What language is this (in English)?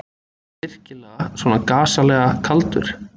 Icelandic